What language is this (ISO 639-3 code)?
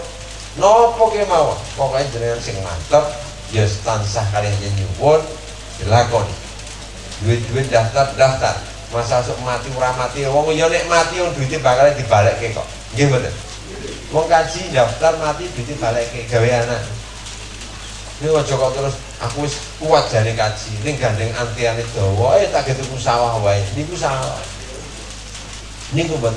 ind